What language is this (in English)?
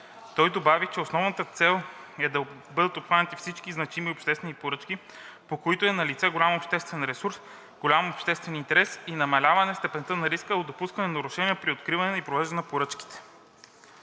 Bulgarian